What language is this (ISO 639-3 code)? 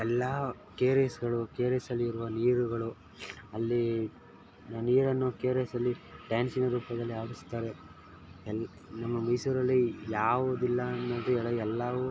kan